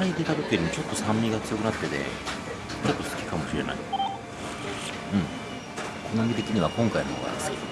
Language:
Japanese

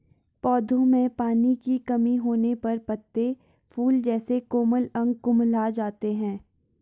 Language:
Hindi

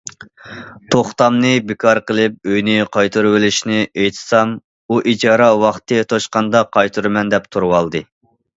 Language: Uyghur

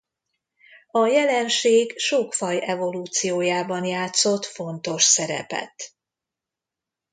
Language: Hungarian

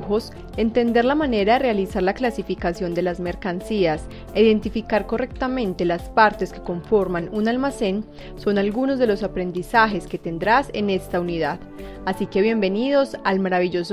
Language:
Spanish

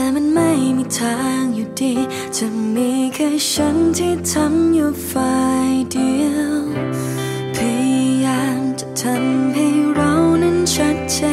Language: Thai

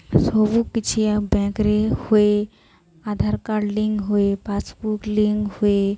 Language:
Odia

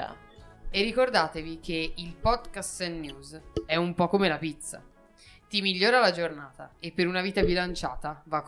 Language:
Italian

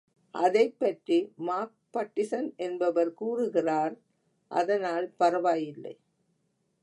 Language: Tamil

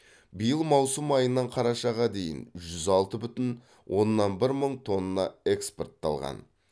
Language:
Kazakh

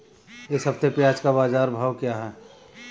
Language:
Hindi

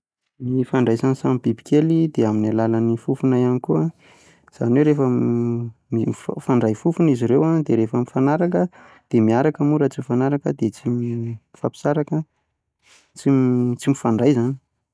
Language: Malagasy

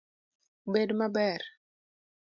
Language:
Luo (Kenya and Tanzania)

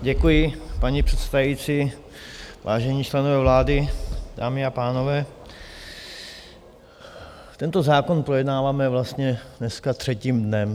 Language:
Czech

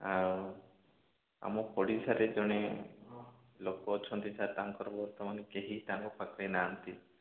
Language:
Odia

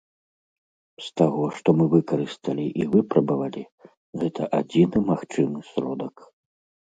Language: Belarusian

